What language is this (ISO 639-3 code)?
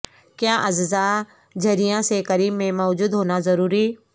urd